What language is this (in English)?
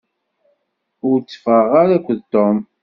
Kabyle